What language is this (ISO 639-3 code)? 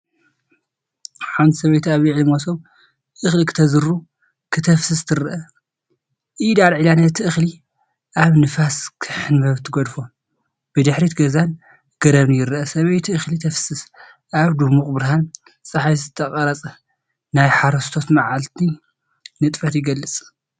tir